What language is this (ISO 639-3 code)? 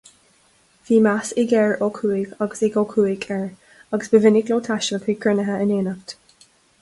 gle